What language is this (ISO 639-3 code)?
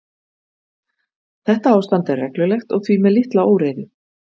isl